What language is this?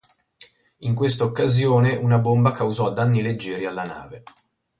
Italian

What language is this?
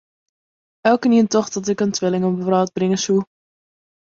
Western Frisian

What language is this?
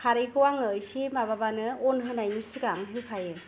Bodo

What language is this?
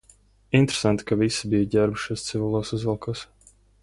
Latvian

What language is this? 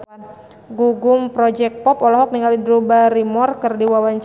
Sundanese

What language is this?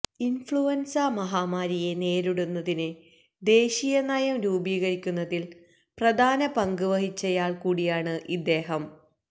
Malayalam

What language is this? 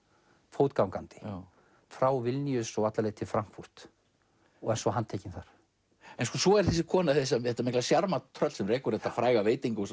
Icelandic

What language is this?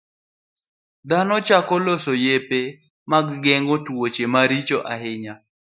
Luo (Kenya and Tanzania)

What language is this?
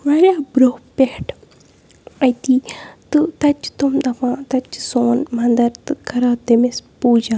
Kashmiri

